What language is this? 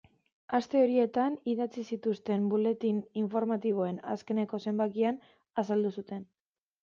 Basque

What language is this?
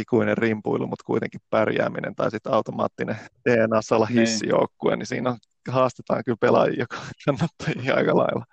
Finnish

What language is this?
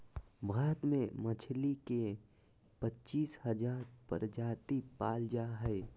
Magahi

